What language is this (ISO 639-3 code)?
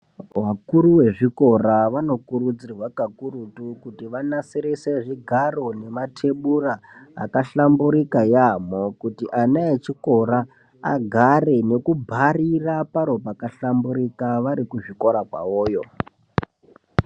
ndc